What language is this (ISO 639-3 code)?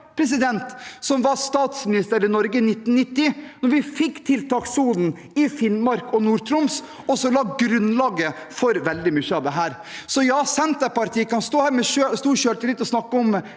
nor